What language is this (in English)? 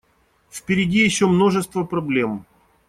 Russian